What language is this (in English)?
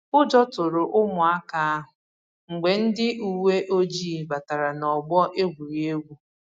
Igbo